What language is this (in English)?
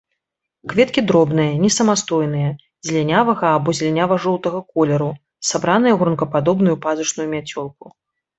Belarusian